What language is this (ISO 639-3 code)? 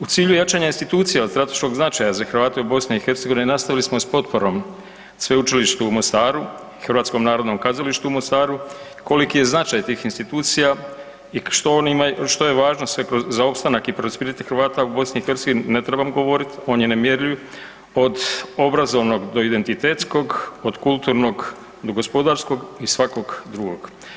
hrv